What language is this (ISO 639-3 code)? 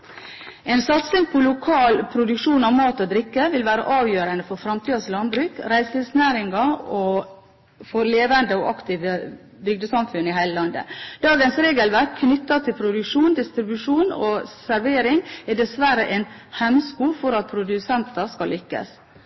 nob